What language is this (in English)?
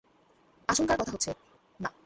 Bangla